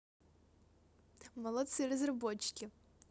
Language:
Russian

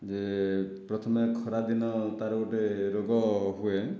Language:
Odia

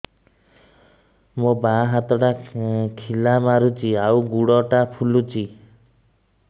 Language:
Odia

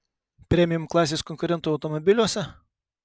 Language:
Lithuanian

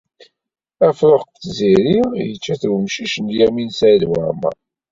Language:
Kabyle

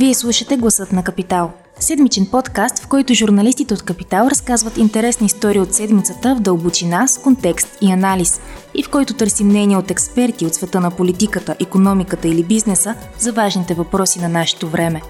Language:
Bulgarian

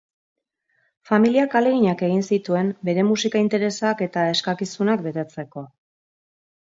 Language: Basque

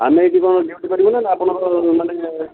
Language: Odia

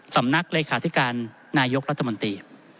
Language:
Thai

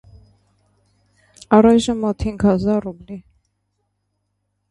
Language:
Armenian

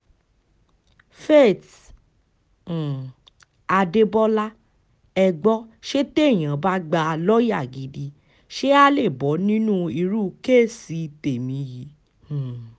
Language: Yoruba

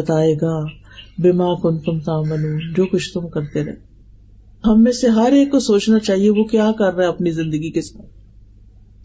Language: Urdu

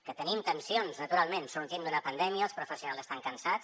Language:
Catalan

